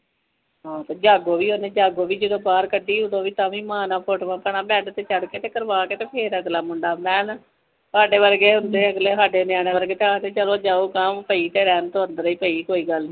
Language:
Punjabi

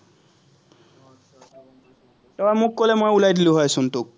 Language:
Assamese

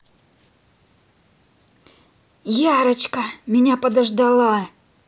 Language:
Russian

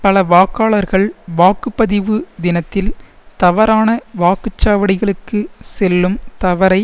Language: Tamil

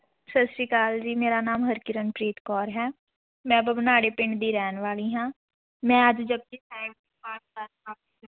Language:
Punjabi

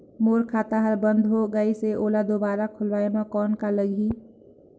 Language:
Chhattisgarhi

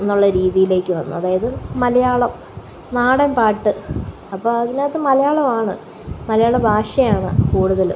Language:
Malayalam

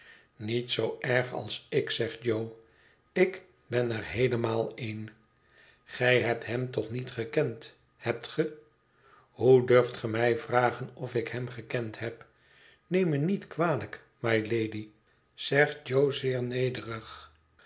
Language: Dutch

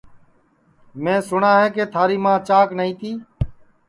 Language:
Sansi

